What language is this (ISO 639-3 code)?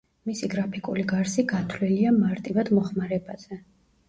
kat